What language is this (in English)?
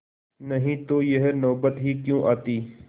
Hindi